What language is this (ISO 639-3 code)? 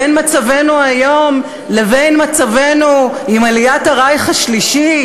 heb